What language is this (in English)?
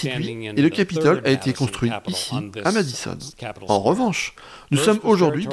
French